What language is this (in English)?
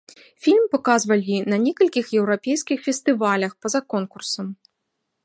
Belarusian